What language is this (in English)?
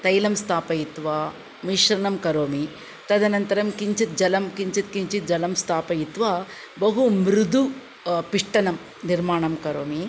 Sanskrit